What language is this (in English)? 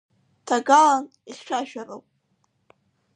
Abkhazian